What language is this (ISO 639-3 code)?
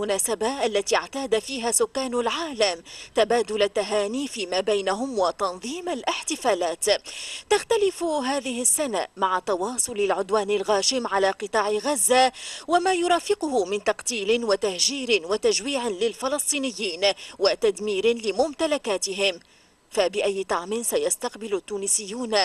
ara